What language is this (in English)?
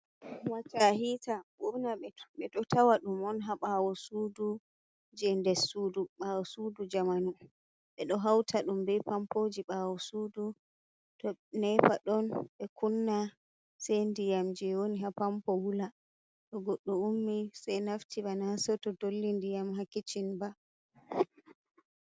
Fula